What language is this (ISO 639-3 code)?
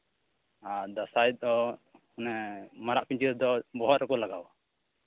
sat